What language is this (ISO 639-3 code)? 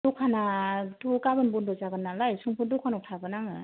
brx